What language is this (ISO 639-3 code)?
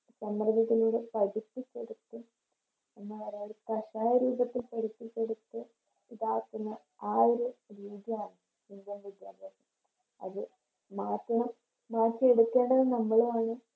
mal